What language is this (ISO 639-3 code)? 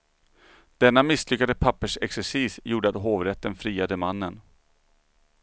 swe